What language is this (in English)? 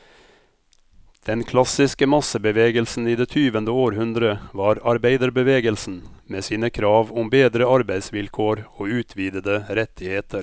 Norwegian